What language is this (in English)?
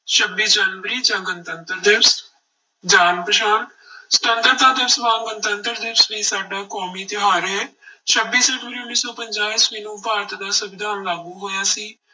Punjabi